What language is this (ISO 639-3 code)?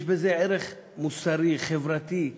heb